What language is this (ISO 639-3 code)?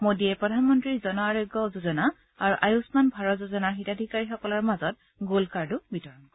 asm